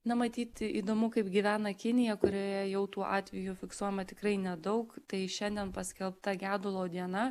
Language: Lithuanian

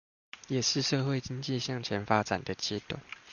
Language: Chinese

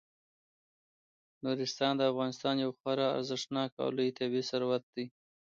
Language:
Pashto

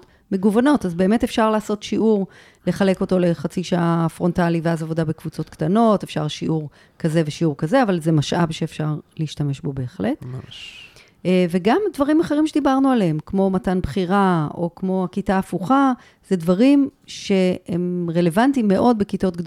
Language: Hebrew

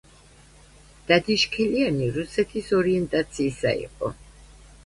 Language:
Georgian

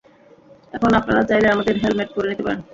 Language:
Bangla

